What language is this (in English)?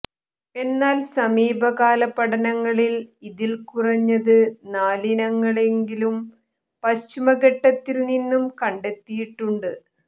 Malayalam